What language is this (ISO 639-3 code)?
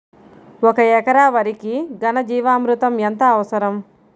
tel